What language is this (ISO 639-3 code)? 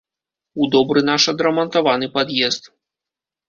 bel